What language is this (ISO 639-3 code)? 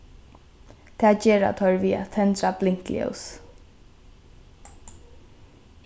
fao